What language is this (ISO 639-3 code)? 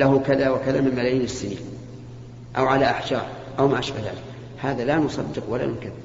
ara